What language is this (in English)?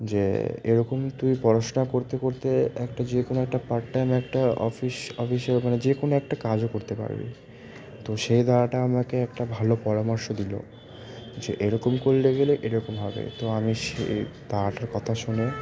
Bangla